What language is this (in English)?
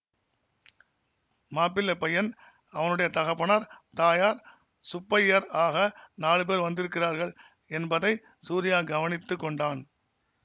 Tamil